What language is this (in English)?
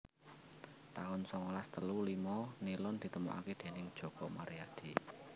Javanese